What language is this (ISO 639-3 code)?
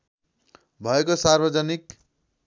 nep